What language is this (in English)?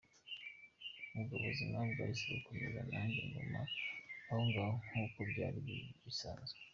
Kinyarwanda